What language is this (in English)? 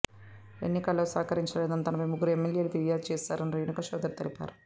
Telugu